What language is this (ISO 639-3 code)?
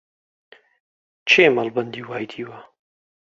ckb